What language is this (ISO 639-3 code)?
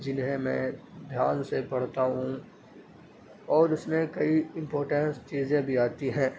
urd